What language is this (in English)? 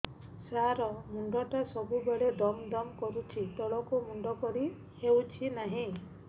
Odia